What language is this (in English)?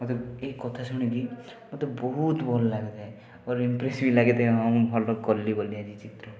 Odia